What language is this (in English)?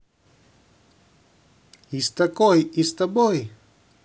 Russian